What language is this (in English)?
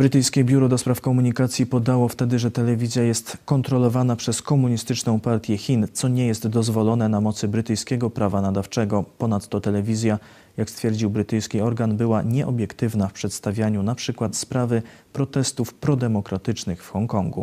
Polish